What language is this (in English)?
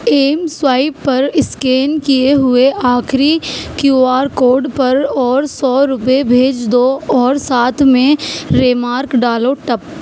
Urdu